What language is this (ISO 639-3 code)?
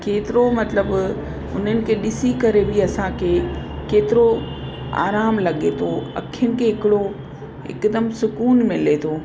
snd